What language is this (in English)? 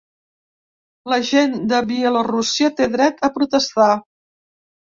Catalan